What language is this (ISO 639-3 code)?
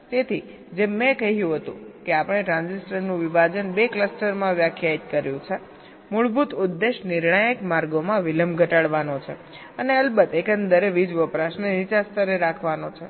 guj